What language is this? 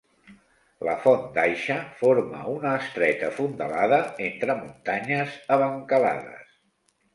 Catalan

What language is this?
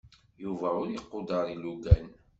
Kabyle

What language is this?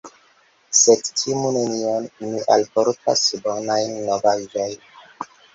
Esperanto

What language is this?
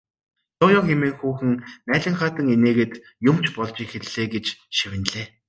Mongolian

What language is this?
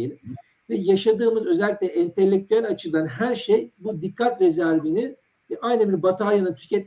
Turkish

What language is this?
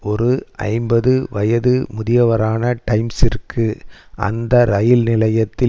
Tamil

